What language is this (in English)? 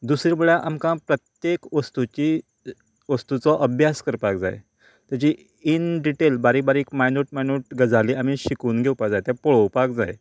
Konkani